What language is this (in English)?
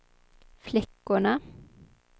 Swedish